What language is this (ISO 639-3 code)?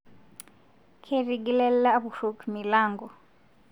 mas